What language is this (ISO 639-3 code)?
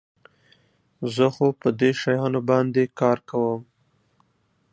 pus